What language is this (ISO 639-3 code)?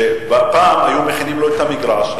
heb